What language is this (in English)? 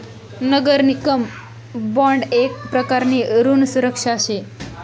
Marathi